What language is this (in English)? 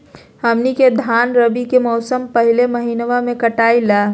Magahi